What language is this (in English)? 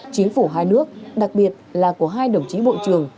Vietnamese